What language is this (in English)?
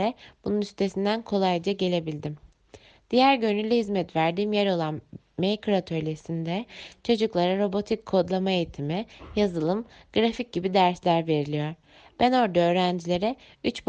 Turkish